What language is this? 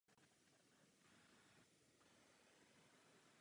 Czech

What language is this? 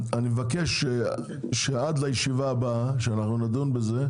Hebrew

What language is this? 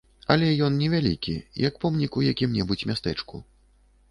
Belarusian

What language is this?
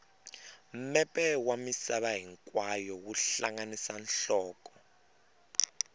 Tsonga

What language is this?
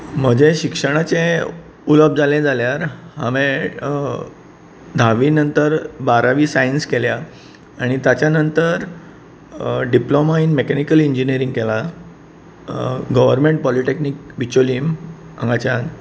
Konkani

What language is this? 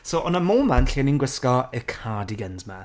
Welsh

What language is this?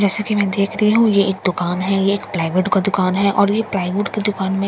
Hindi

